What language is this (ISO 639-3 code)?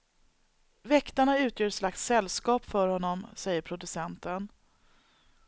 swe